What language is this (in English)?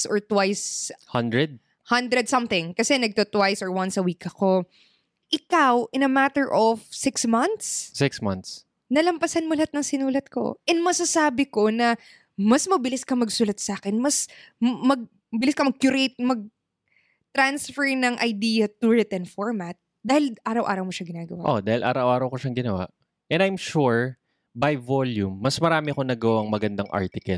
Filipino